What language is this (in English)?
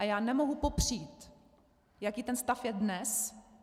Czech